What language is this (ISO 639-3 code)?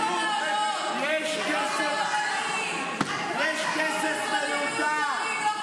heb